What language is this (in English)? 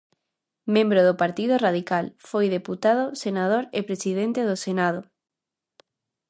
Galician